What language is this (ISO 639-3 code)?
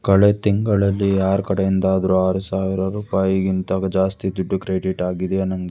kan